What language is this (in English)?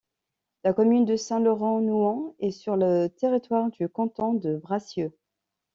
French